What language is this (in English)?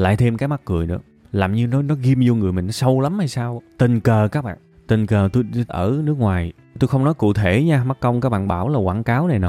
Vietnamese